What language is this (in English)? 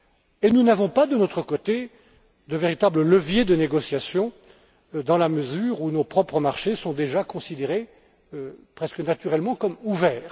French